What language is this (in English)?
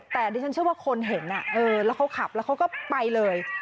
Thai